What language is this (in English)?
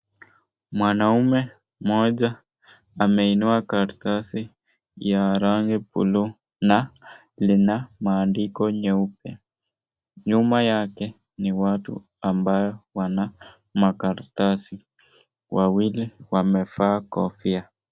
Swahili